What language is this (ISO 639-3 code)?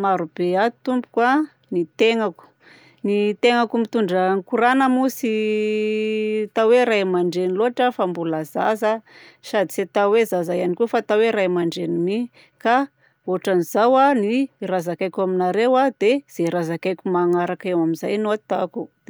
bzc